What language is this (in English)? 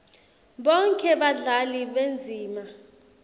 Swati